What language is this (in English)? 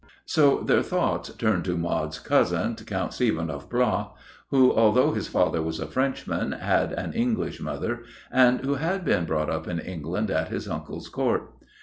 English